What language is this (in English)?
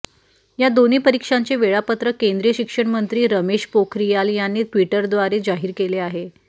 Marathi